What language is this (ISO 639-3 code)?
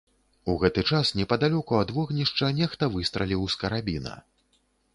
bel